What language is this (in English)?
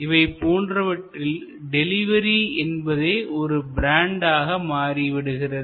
Tamil